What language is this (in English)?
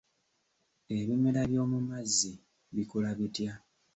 Ganda